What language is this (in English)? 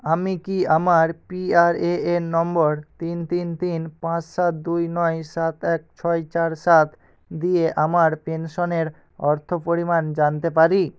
Bangla